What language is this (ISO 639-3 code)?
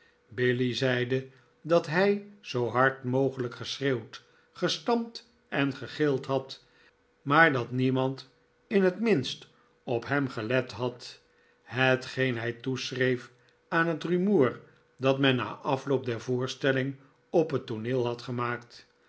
nld